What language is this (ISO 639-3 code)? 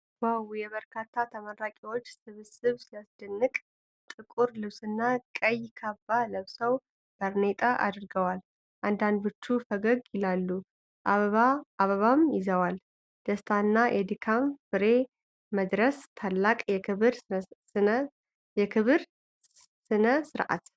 amh